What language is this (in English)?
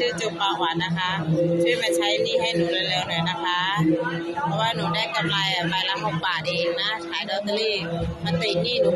Thai